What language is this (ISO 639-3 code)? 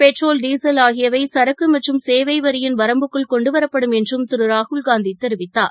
tam